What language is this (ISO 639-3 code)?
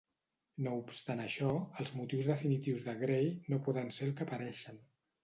cat